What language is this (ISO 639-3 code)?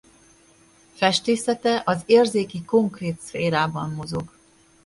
hun